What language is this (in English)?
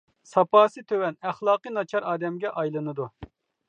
Uyghur